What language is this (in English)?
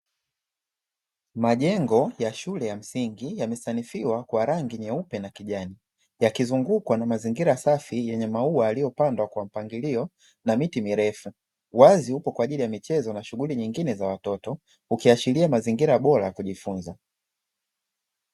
Swahili